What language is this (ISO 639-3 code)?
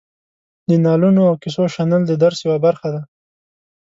pus